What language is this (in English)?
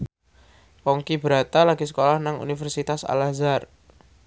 Javanese